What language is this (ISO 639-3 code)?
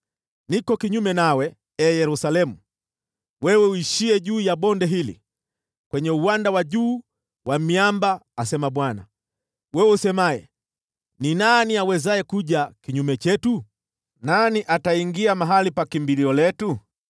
swa